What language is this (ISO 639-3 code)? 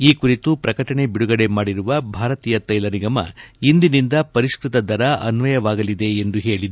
kan